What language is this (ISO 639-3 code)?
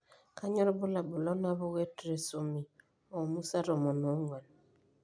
mas